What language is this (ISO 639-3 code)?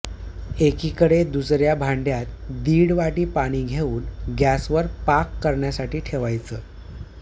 mar